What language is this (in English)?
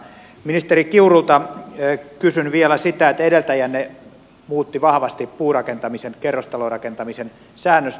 Finnish